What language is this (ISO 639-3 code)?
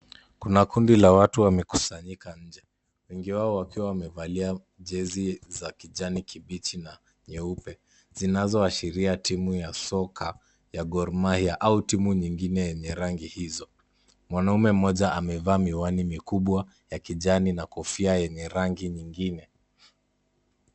swa